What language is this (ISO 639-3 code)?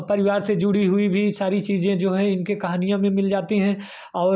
hin